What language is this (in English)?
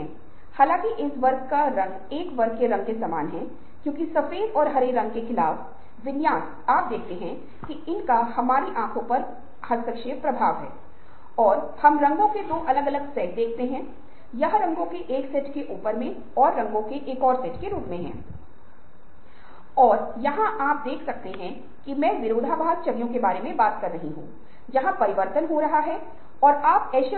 Hindi